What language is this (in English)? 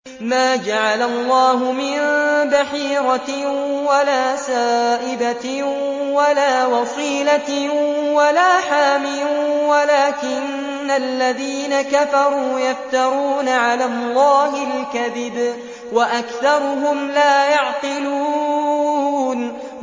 Arabic